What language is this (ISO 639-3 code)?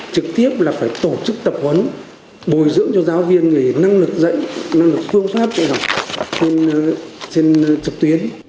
vie